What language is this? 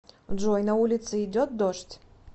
Russian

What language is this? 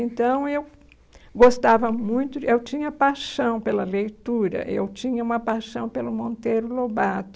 Portuguese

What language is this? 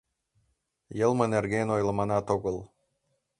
Mari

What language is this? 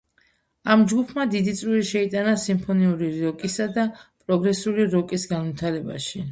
Georgian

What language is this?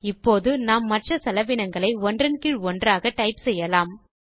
Tamil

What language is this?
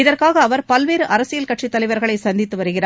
Tamil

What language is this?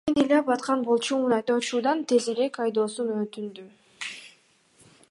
Kyrgyz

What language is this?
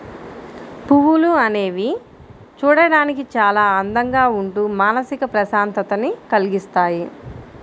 Telugu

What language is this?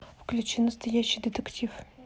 Russian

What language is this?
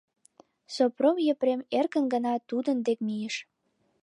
Mari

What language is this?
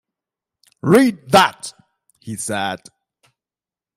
English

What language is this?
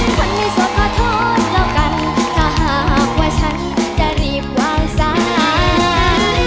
Thai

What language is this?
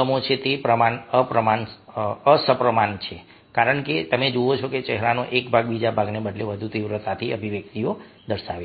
Gujarati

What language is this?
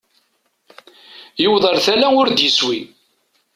Kabyle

